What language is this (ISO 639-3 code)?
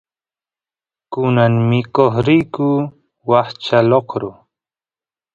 qus